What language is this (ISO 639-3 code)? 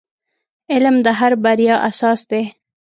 pus